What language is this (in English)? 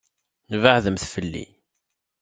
Kabyle